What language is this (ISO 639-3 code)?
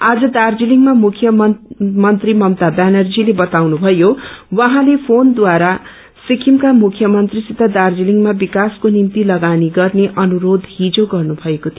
nep